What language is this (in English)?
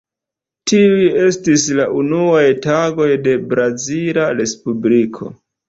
Esperanto